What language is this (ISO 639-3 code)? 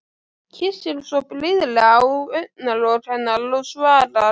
isl